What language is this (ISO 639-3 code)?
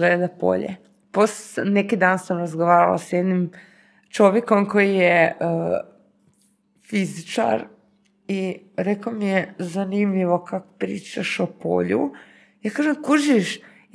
hrv